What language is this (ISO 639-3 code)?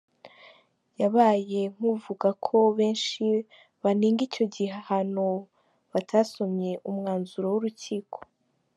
kin